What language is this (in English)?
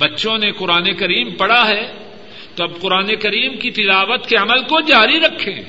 Urdu